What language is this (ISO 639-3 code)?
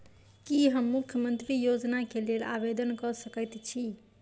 mai